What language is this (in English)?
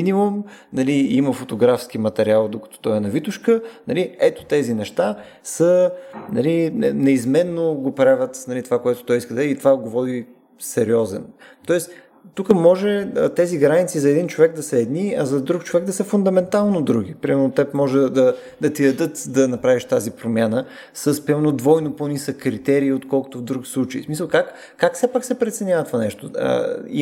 Bulgarian